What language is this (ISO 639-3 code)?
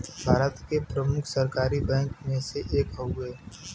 bho